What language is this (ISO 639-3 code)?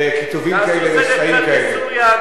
heb